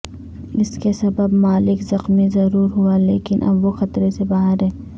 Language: Urdu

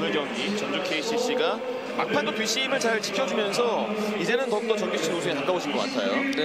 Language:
Korean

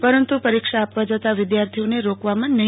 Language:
Gujarati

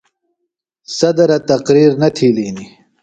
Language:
Phalura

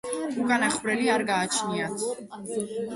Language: Georgian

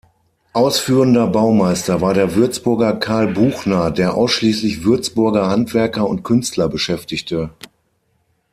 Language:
German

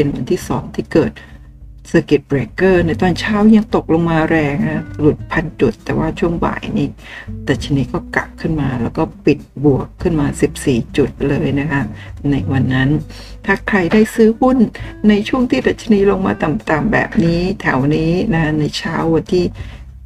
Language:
Thai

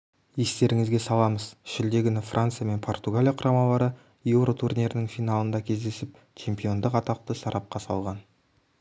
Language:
Kazakh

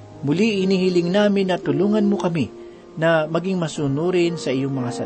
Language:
Filipino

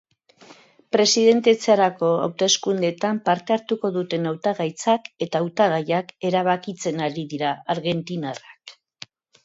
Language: Basque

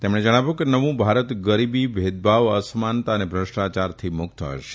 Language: Gujarati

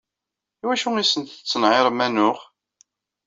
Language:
Kabyle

